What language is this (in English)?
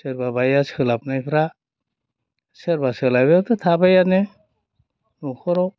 Bodo